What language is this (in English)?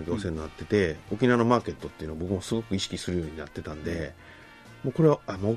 Japanese